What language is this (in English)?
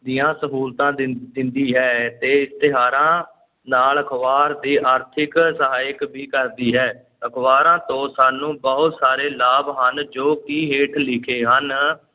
Punjabi